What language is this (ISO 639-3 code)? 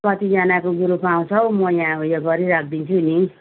nep